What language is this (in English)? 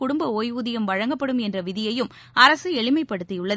Tamil